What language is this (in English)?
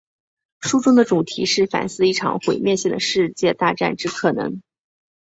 Chinese